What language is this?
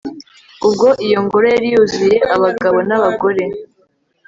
Kinyarwanda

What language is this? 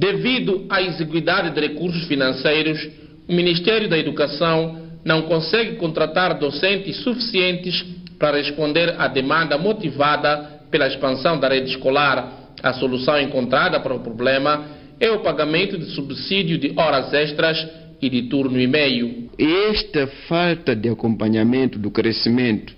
Portuguese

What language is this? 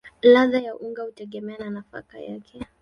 Swahili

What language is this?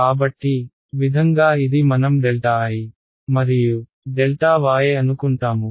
Telugu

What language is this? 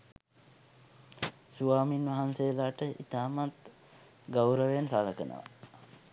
Sinhala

